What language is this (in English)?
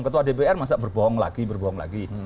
Indonesian